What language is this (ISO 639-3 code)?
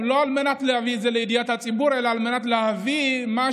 heb